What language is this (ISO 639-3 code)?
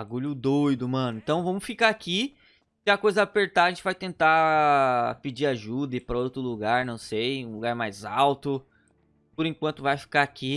por